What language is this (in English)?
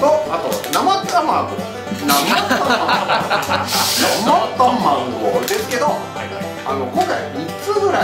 Japanese